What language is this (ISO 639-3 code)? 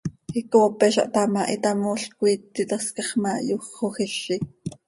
sei